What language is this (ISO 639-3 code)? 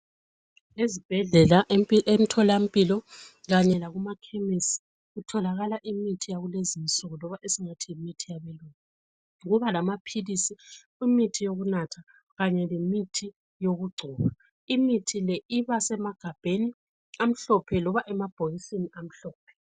nde